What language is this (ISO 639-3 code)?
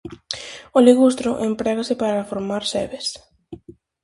glg